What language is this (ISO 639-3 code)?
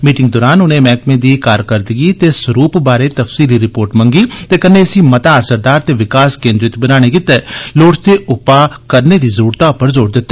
doi